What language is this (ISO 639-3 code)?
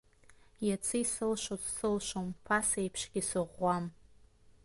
abk